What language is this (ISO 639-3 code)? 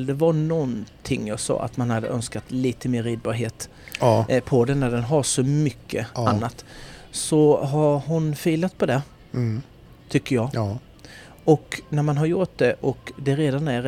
swe